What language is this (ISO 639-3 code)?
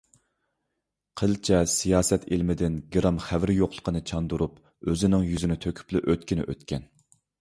uig